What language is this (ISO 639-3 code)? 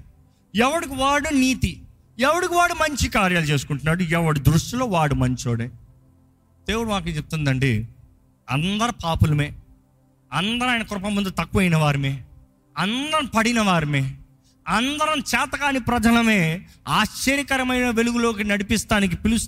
tel